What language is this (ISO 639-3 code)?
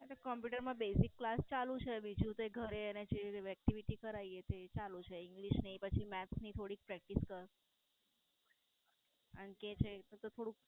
guj